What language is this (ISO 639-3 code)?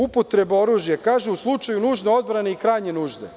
srp